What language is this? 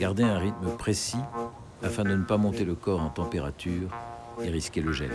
French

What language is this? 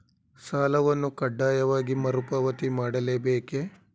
Kannada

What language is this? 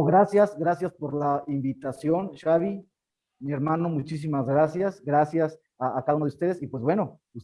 Spanish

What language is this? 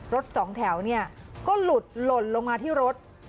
Thai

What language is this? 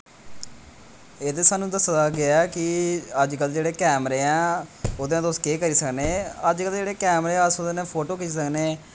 Dogri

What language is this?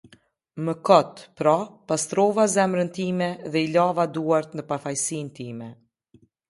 Albanian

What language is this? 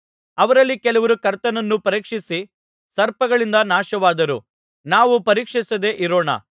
Kannada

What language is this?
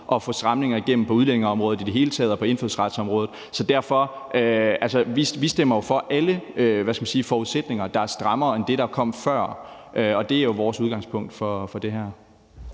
Danish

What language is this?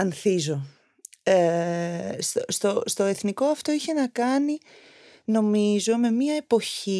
Greek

